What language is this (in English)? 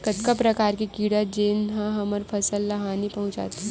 Chhattisgarhi